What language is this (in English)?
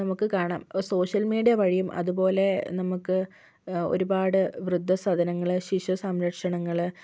Malayalam